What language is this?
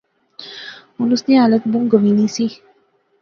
Pahari-Potwari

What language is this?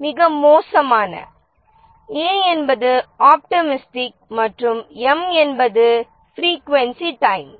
Tamil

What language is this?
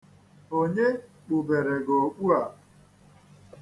Igbo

